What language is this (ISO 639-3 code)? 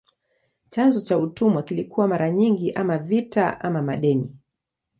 swa